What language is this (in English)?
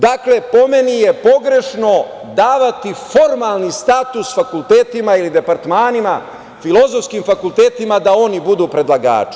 Serbian